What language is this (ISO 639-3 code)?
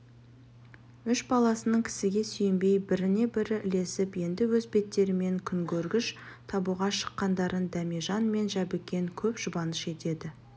kaz